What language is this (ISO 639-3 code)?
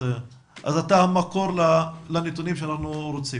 heb